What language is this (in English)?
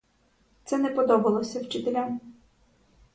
Ukrainian